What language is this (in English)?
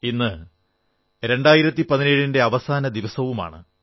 Malayalam